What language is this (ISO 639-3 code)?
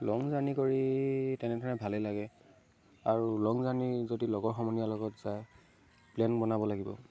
asm